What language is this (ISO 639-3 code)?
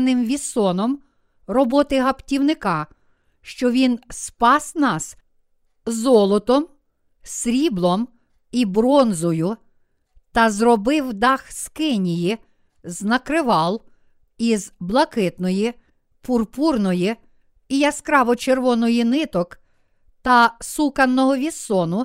ukr